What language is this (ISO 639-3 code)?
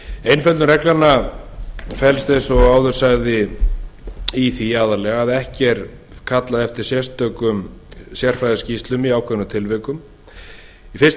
isl